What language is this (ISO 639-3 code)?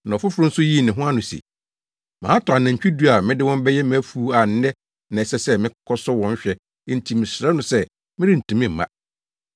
aka